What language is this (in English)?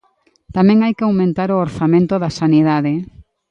Galician